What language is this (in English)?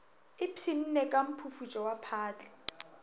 Northern Sotho